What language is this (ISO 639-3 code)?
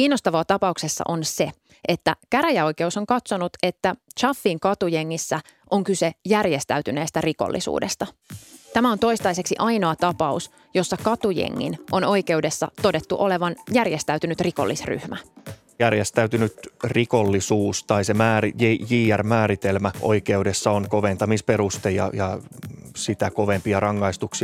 fin